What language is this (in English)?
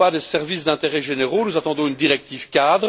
French